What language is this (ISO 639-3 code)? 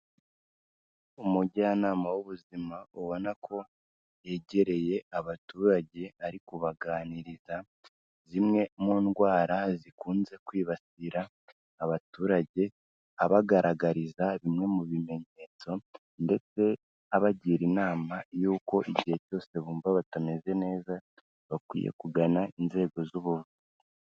kin